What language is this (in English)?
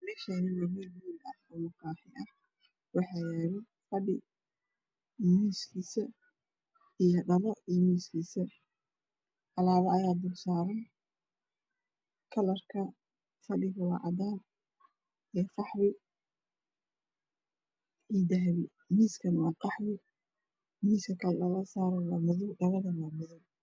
Somali